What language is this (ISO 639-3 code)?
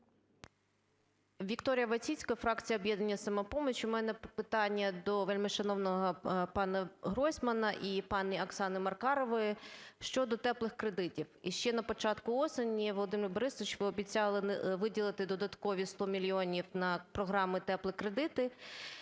ukr